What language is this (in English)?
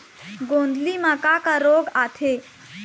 Chhattisgarhi